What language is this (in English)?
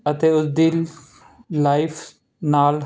Punjabi